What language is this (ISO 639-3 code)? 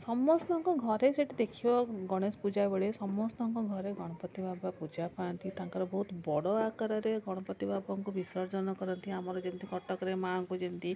ori